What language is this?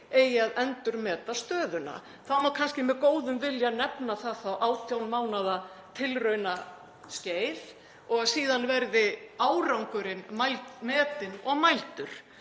Icelandic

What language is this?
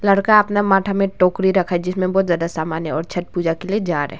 Hindi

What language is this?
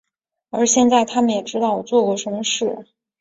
Chinese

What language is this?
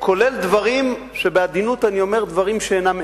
Hebrew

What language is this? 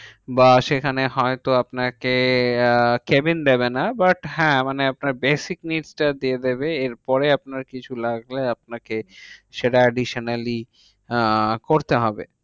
Bangla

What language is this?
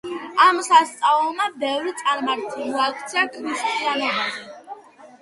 Georgian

